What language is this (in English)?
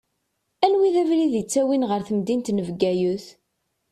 Kabyle